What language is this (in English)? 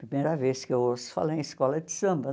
Portuguese